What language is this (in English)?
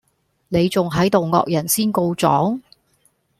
Cantonese